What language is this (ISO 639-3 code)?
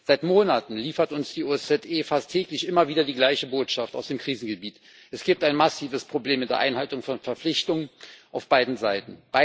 deu